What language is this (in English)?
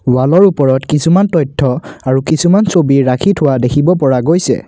Assamese